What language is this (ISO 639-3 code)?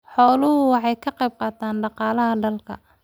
som